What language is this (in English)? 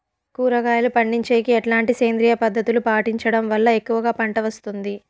Telugu